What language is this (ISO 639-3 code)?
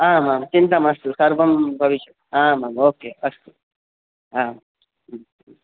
san